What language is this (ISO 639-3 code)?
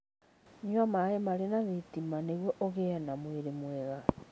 kik